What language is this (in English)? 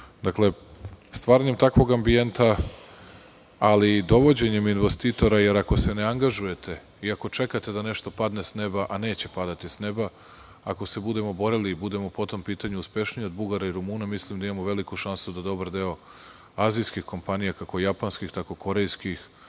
Serbian